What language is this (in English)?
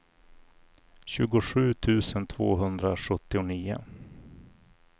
Swedish